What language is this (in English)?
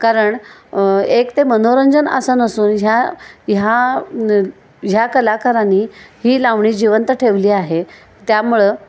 Marathi